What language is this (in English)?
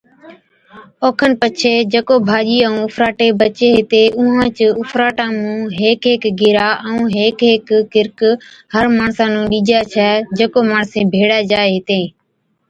Od